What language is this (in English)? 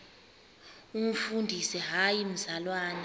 Xhosa